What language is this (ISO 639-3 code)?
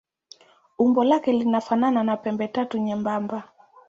swa